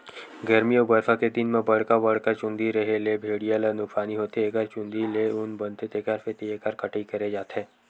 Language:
Chhattisgarhi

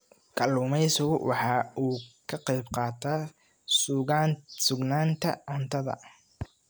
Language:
Somali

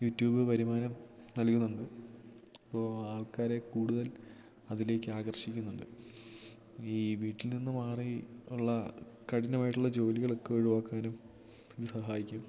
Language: Malayalam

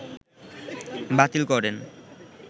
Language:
Bangla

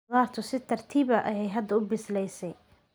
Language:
Somali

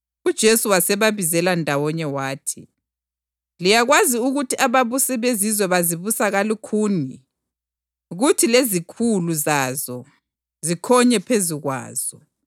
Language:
North Ndebele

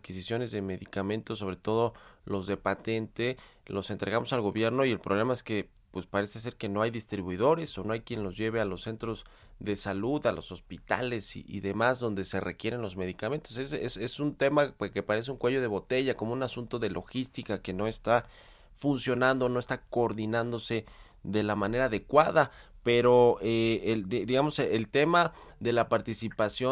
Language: Spanish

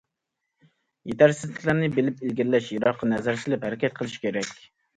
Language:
Uyghur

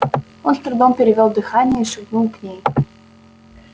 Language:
Russian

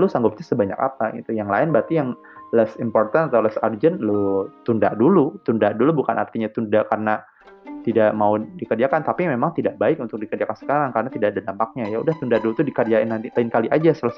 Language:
Indonesian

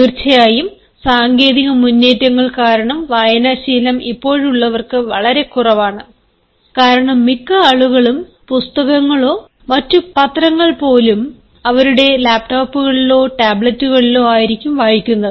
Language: Malayalam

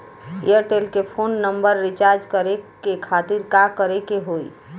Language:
Bhojpuri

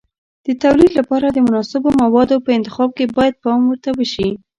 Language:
Pashto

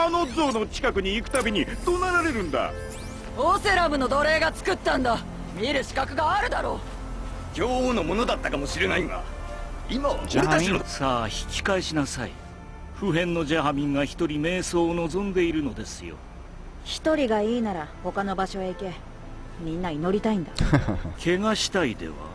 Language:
Japanese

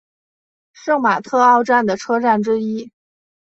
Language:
Chinese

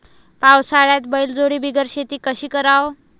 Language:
Marathi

